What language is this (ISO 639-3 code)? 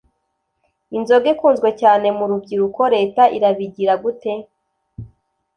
kin